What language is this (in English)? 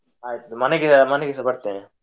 Kannada